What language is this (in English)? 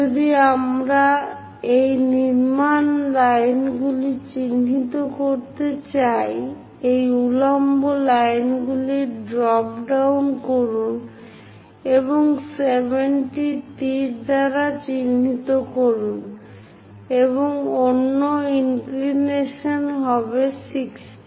Bangla